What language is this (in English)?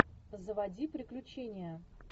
Russian